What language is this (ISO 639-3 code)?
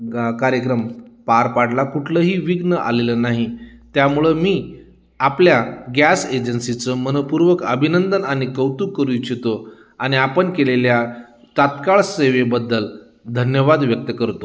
mar